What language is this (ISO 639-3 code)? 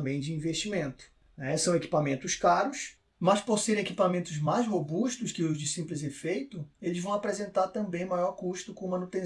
por